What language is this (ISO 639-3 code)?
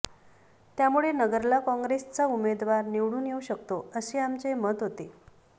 mar